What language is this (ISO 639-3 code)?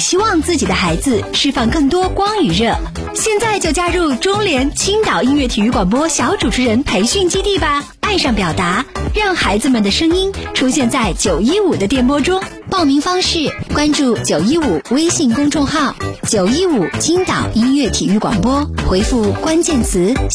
zho